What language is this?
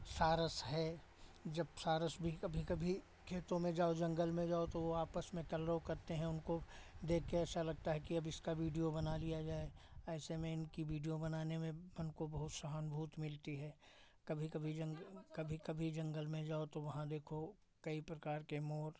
Hindi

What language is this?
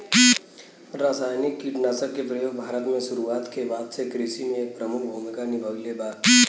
Bhojpuri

